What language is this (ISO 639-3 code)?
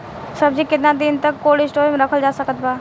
bho